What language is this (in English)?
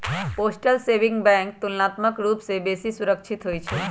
Magahi